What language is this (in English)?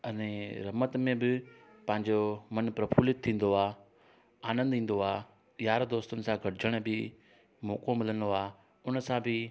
Sindhi